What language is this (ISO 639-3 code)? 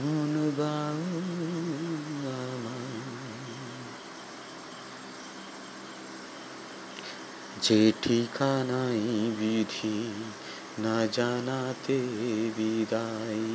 ben